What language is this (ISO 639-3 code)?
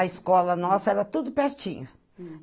por